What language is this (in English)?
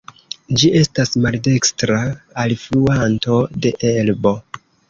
Esperanto